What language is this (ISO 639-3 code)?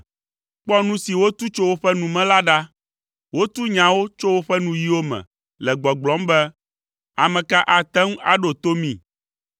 ewe